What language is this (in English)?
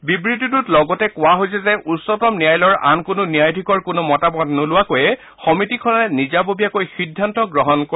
Assamese